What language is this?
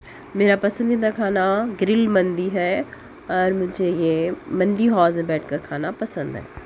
Urdu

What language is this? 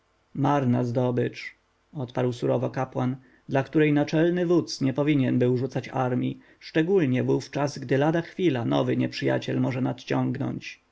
Polish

